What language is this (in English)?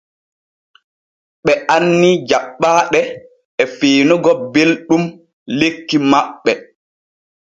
Borgu Fulfulde